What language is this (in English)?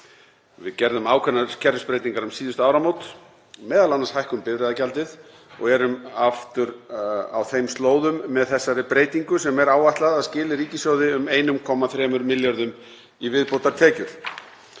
Icelandic